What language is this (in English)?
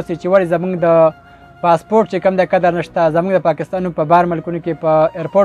Persian